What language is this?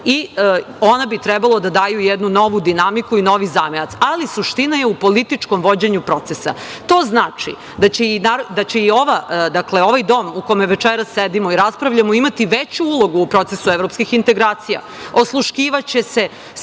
Serbian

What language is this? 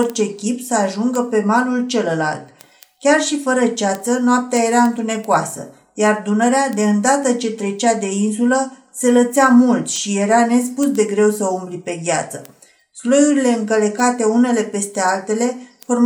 Romanian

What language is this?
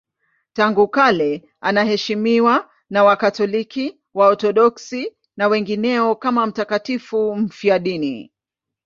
Swahili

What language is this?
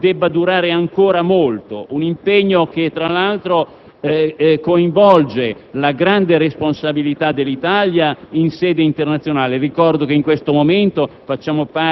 Italian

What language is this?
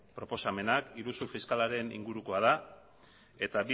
Basque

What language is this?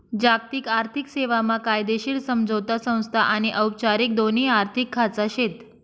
Marathi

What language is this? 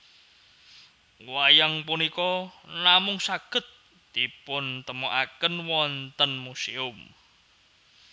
Javanese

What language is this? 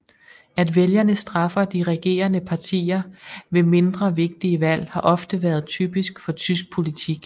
Danish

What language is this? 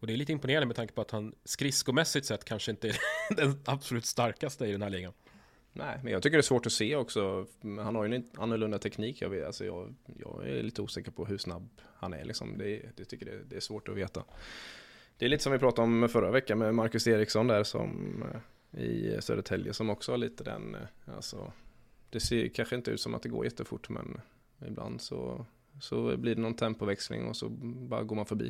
Swedish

